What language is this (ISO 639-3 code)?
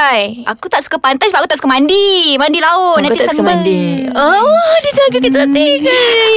msa